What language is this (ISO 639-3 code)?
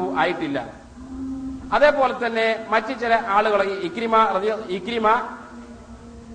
mal